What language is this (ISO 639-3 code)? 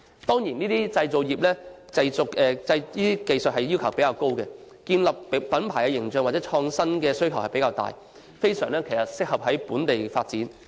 yue